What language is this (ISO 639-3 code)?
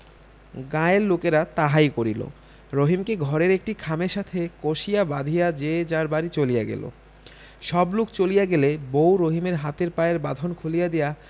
ben